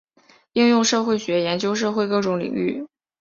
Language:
Chinese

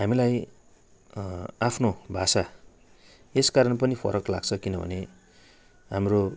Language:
Nepali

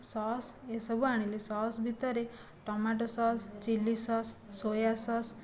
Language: Odia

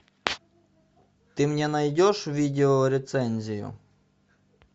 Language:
Russian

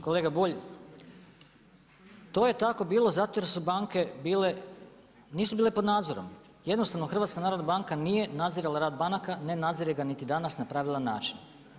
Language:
Croatian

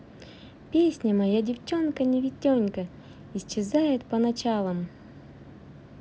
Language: Russian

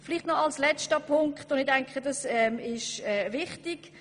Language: Swiss German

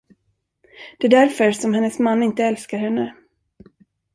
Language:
Swedish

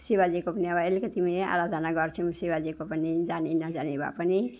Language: Nepali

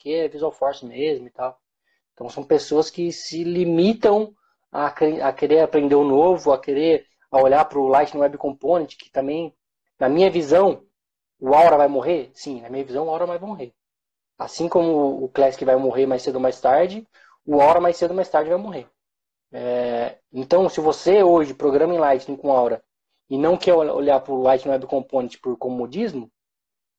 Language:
Portuguese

